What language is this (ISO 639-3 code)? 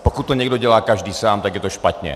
ces